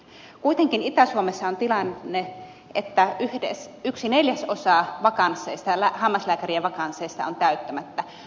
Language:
Finnish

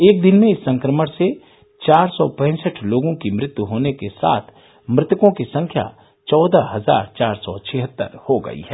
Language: Hindi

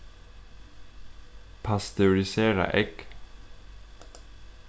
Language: Faroese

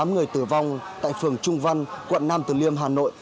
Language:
Vietnamese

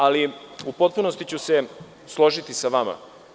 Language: Serbian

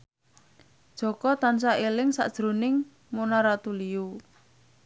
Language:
Javanese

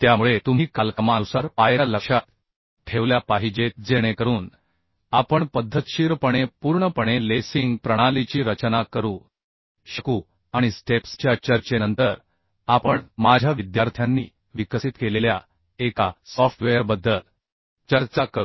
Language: Marathi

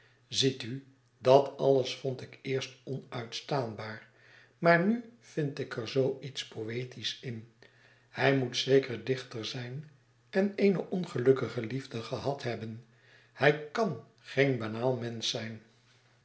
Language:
Dutch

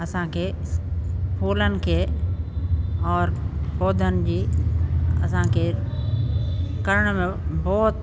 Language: Sindhi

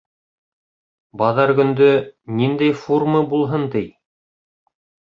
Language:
Bashkir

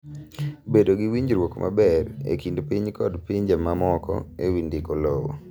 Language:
Luo (Kenya and Tanzania)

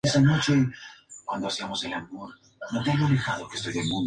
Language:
Spanish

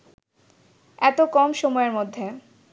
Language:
Bangla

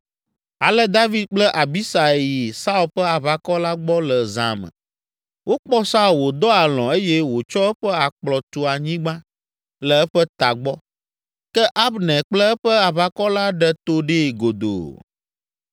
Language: Ewe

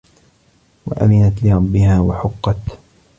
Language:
Arabic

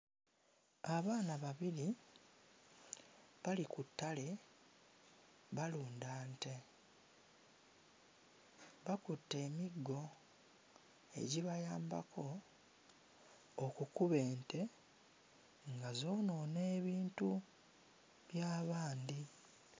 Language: Ganda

